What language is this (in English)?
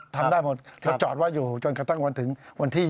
Thai